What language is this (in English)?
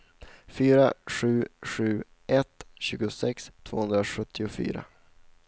Swedish